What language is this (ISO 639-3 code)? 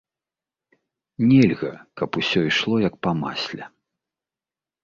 bel